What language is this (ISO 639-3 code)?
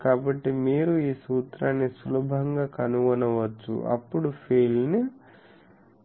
tel